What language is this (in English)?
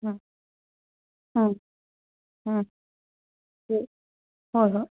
Manipuri